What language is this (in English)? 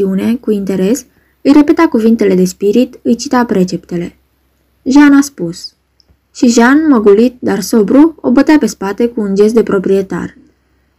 Romanian